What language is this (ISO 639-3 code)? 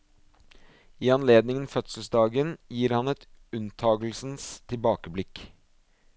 nor